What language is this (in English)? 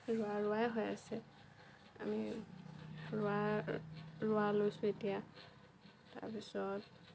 Assamese